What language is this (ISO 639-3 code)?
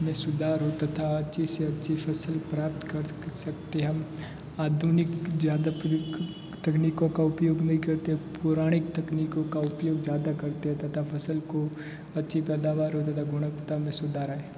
hin